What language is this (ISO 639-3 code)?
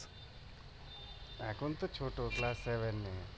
ben